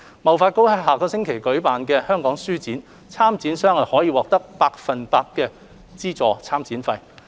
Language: Cantonese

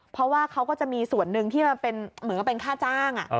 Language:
Thai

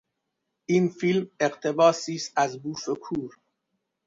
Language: Persian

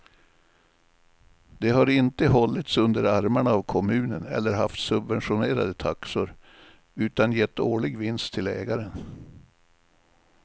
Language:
Swedish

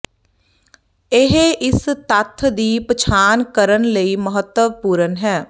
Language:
Punjabi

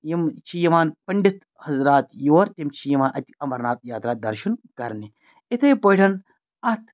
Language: Kashmiri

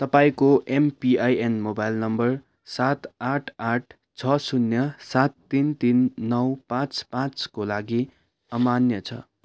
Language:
Nepali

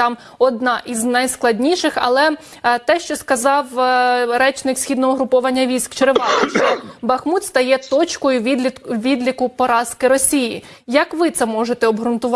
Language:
Ukrainian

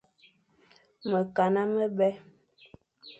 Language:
Fang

